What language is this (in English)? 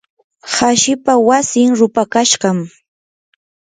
Yanahuanca Pasco Quechua